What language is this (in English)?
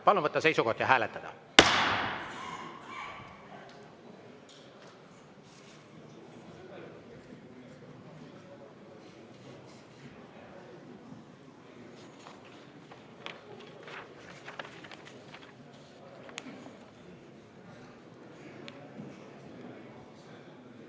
Estonian